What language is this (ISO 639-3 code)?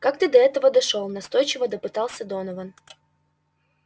rus